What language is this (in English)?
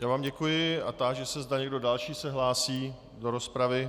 Czech